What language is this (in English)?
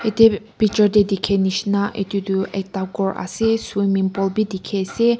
Naga Pidgin